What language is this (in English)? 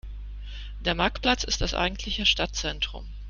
German